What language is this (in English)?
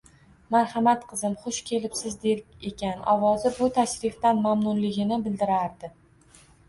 Uzbek